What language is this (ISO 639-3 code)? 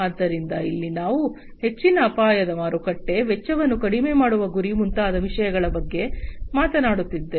kan